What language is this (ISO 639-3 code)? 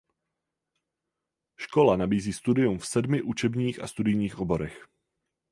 ces